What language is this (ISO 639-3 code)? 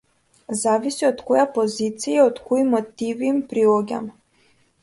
mkd